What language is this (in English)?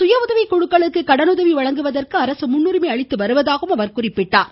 Tamil